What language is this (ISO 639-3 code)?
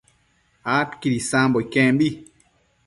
mcf